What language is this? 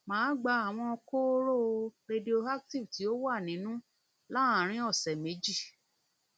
Yoruba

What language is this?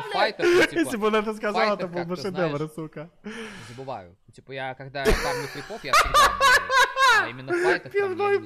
Russian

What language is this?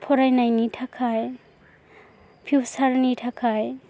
Bodo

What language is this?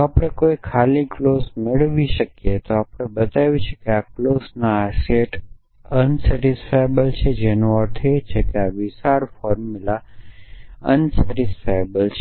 Gujarati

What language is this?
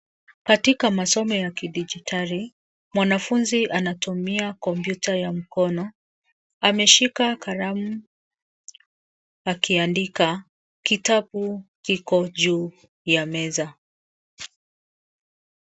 Swahili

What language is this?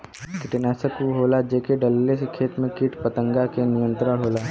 Bhojpuri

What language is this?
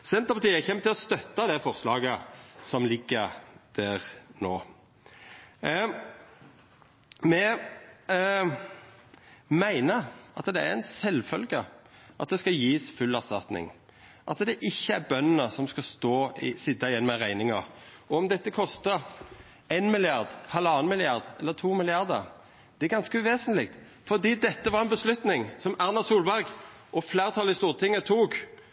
Norwegian Nynorsk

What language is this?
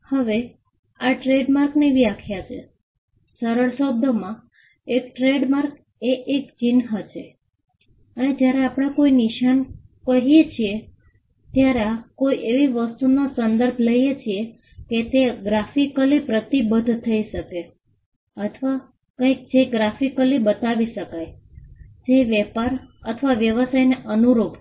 Gujarati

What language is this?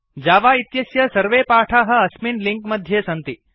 Sanskrit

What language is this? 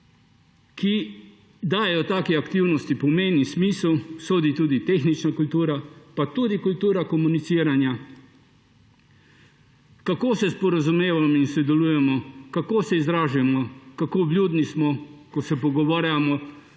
Slovenian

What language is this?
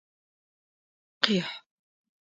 Adyghe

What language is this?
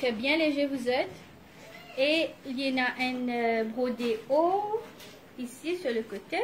French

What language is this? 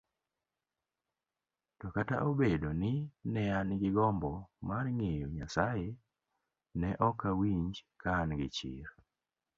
Luo (Kenya and Tanzania)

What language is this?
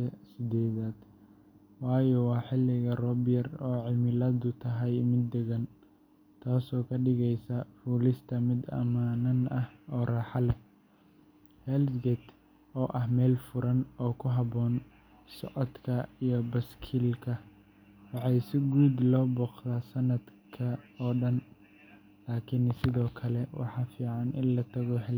Somali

